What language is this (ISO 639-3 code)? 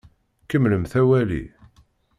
kab